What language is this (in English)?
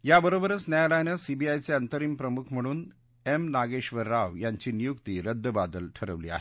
Marathi